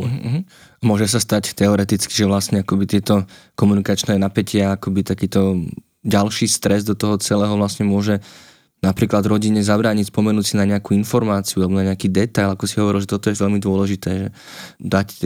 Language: Slovak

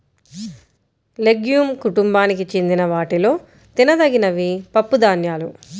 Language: Telugu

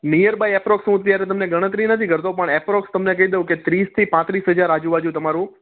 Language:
Gujarati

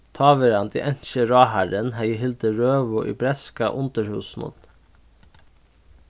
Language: Faroese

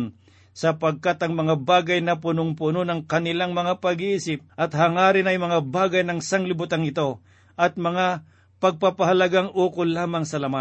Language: Filipino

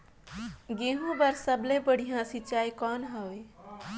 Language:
Chhattisgarhi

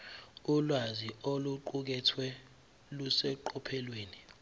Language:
Zulu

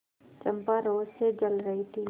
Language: Hindi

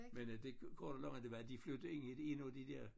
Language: Danish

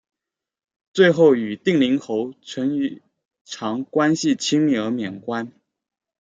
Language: Chinese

